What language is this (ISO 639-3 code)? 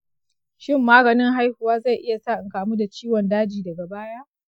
hau